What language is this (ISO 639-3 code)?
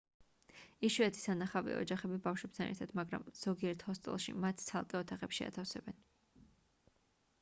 kat